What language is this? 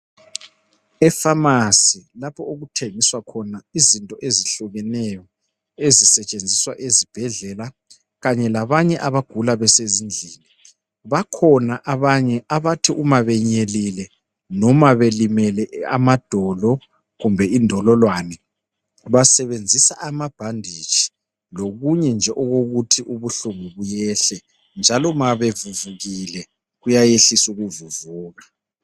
North Ndebele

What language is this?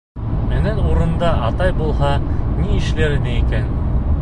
Bashkir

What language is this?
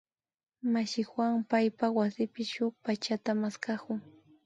Imbabura Highland Quichua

